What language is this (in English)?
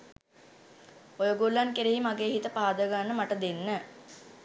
Sinhala